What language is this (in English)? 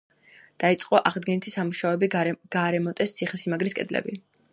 Georgian